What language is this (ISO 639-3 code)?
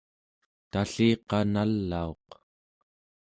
esu